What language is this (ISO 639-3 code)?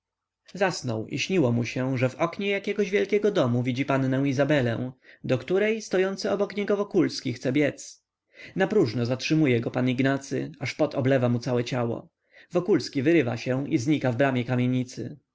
pol